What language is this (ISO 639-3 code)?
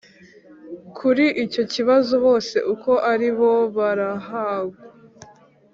kin